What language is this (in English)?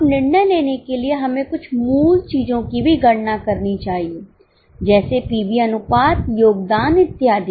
Hindi